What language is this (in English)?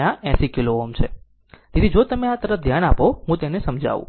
Gujarati